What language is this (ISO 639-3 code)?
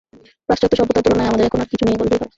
ben